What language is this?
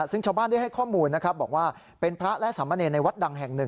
Thai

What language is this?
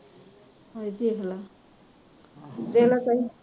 Punjabi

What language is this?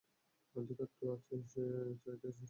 Bangla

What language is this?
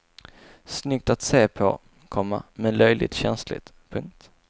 Swedish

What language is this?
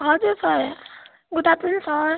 Nepali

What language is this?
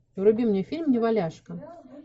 Russian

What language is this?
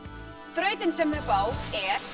Icelandic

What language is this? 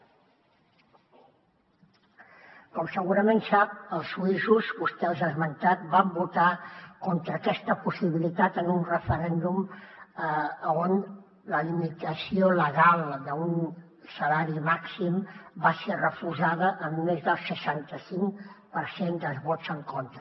Catalan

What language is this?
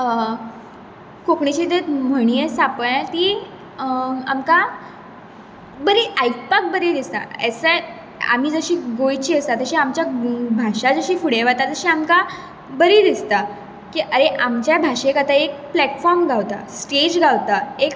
Konkani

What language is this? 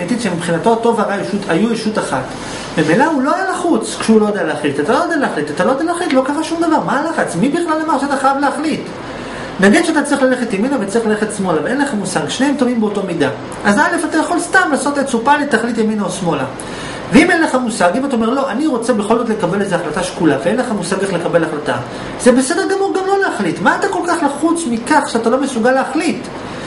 Hebrew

